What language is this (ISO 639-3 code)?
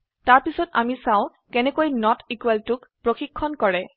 asm